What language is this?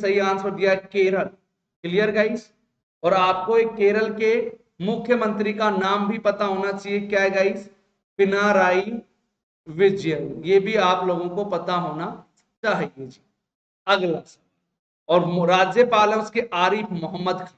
Hindi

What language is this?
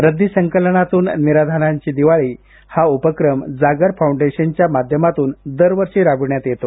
Marathi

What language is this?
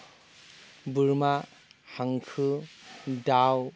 Bodo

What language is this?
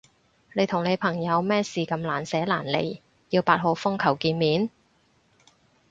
Cantonese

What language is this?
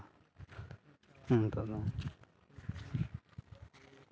Santali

